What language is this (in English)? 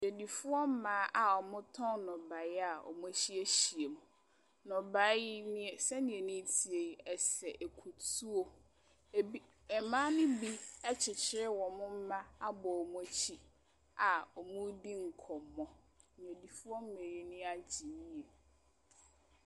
Akan